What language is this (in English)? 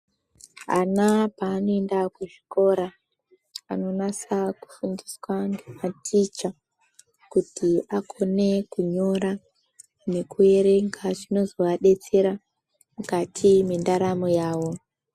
Ndau